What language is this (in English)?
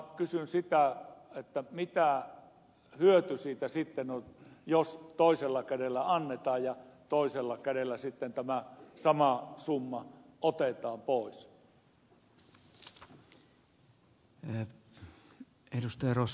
Finnish